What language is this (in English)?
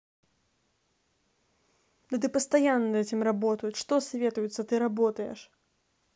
Russian